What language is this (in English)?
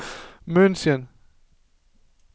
Danish